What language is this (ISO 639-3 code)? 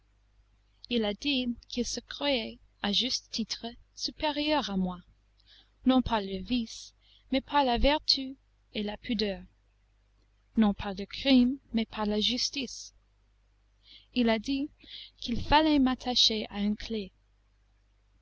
fra